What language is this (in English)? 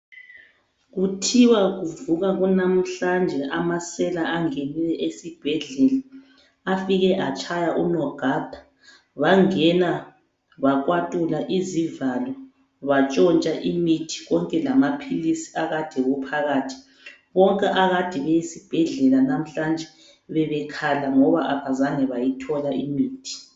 North Ndebele